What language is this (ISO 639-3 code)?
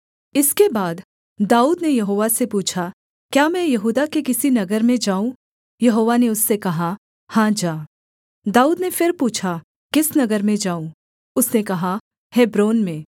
hin